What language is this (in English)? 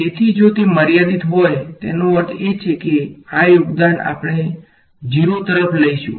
Gujarati